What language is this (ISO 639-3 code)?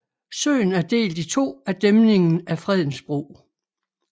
dan